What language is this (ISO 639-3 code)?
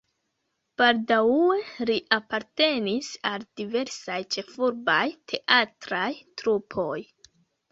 epo